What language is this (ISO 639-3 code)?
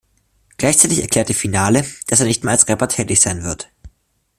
deu